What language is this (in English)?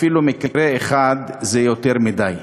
Hebrew